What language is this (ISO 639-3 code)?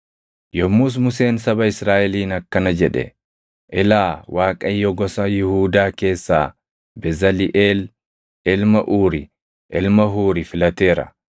orm